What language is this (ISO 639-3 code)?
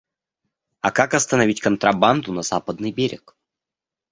rus